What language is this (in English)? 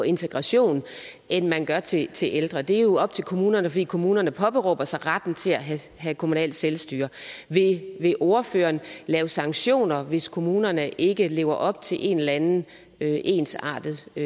Danish